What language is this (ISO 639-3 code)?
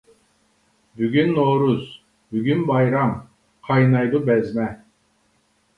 uig